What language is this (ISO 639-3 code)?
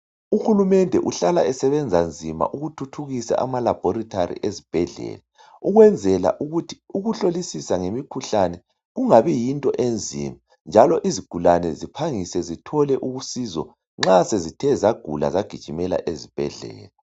nde